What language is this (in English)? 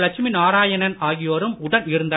Tamil